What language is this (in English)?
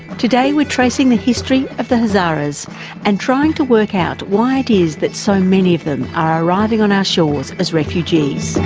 English